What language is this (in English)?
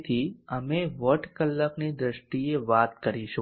Gujarati